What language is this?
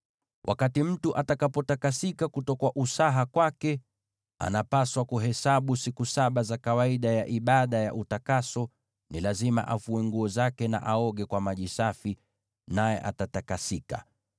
Swahili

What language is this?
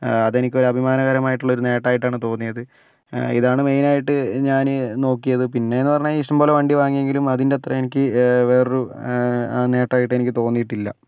Malayalam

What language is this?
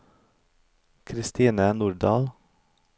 Norwegian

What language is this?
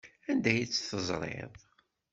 Kabyle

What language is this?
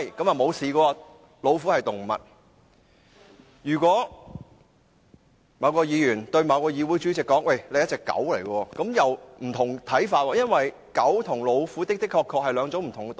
Cantonese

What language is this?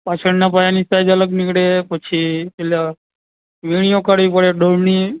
Gujarati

